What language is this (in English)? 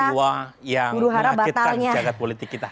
Indonesian